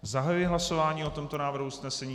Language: Czech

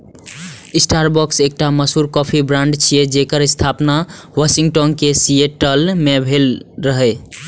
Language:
Maithili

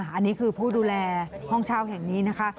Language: Thai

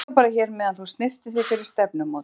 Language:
Icelandic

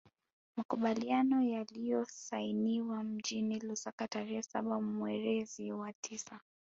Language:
Swahili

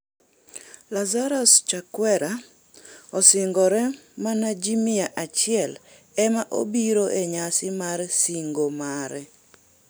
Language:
Luo (Kenya and Tanzania)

